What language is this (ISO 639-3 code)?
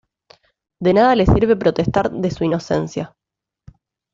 spa